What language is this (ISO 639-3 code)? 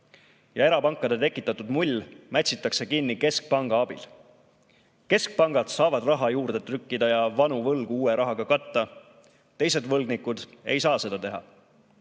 est